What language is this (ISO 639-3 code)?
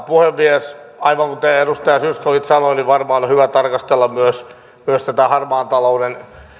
fin